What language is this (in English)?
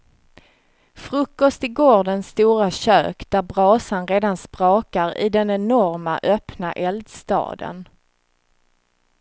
Swedish